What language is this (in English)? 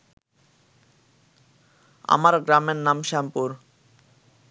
Bangla